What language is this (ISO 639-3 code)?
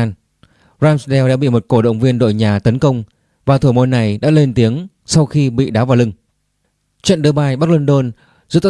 vie